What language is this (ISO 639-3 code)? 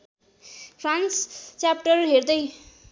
nep